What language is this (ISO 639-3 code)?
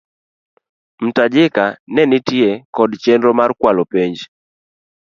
luo